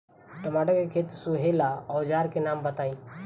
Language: Bhojpuri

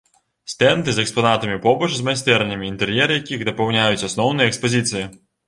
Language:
Belarusian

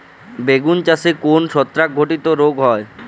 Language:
Bangla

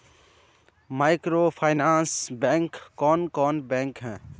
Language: Magahi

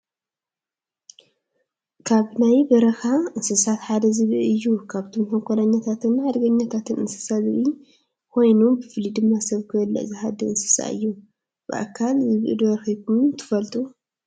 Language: Tigrinya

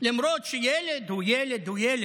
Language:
Hebrew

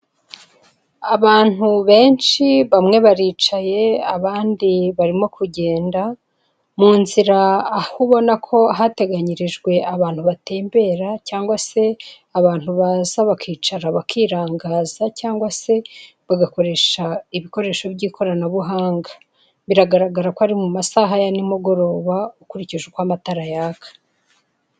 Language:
Kinyarwanda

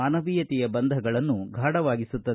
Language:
Kannada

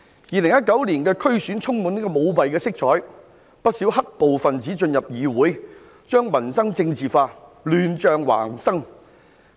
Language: Cantonese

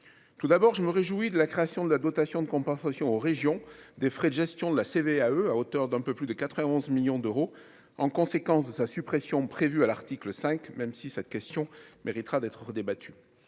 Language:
French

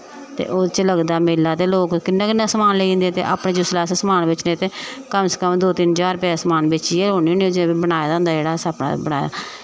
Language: Dogri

